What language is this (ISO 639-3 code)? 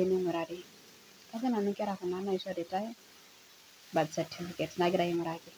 mas